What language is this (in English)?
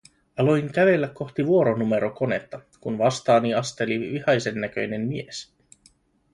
Finnish